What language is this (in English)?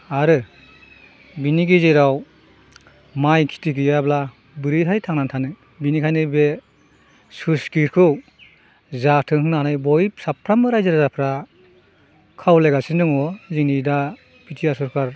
Bodo